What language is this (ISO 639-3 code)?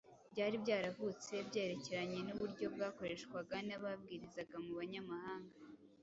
kin